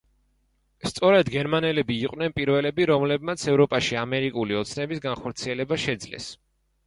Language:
Georgian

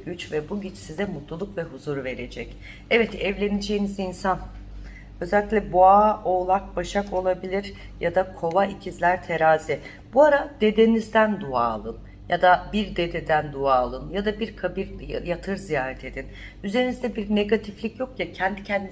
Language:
Turkish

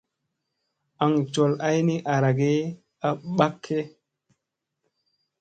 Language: Musey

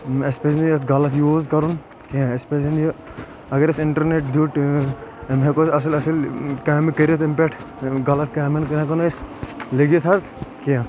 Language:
Kashmiri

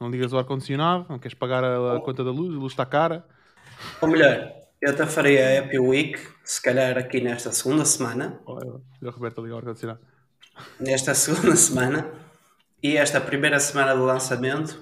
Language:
Portuguese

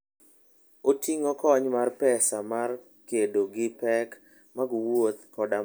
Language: Luo (Kenya and Tanzania)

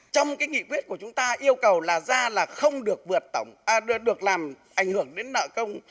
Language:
Vietnamese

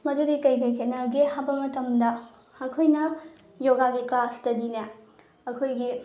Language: Manipuri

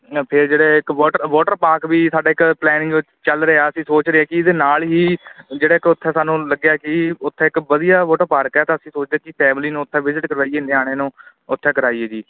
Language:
Punjabi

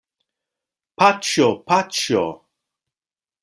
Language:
Esperanto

